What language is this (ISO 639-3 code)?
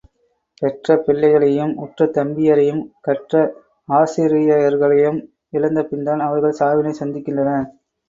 tam